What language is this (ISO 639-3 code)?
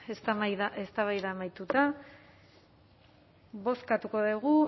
eus